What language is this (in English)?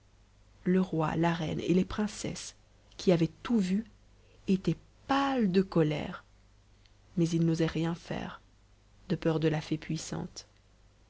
French